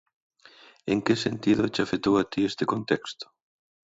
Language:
Galician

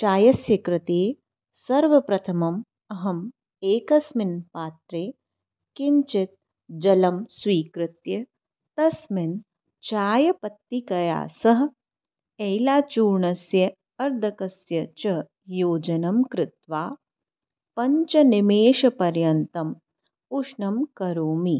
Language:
Sanskrit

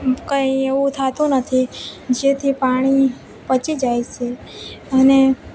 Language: Gujarati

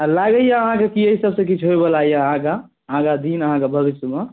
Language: Maithili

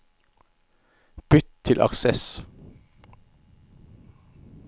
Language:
Norwegian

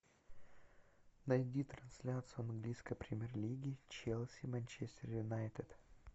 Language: Russian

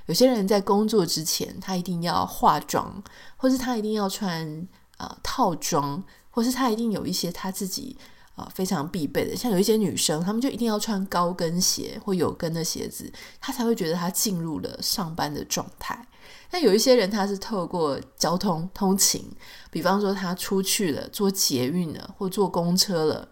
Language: Chinese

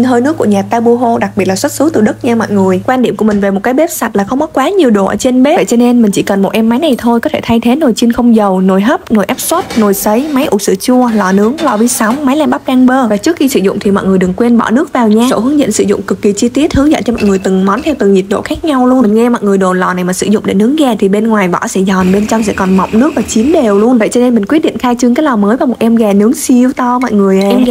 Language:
Vietnamese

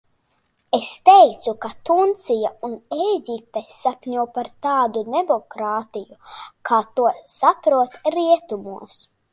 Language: Latvian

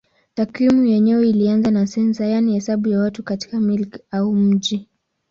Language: Swahili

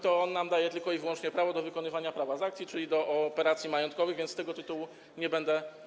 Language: Polish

